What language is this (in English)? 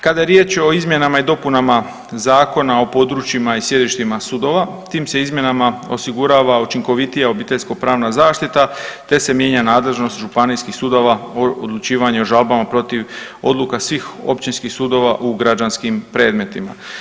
Croatian